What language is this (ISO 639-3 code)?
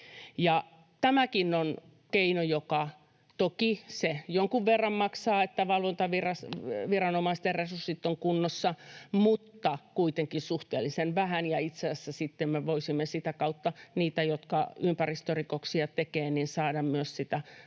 fin